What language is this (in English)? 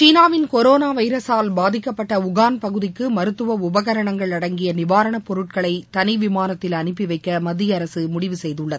Tamil